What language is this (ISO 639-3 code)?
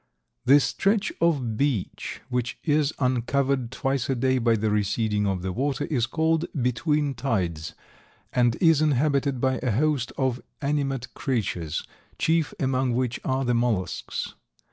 eng